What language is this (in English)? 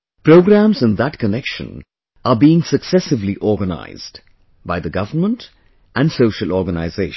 English